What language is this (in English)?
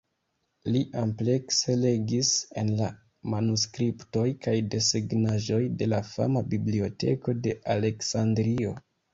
Esperanto